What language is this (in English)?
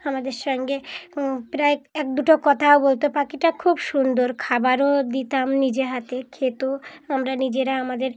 Bangla